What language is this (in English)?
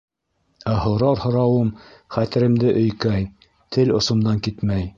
Bashkir